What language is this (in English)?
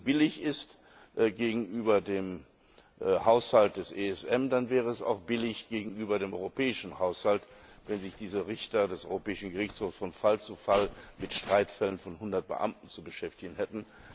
German